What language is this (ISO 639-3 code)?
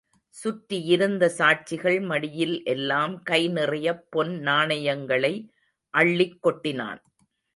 tam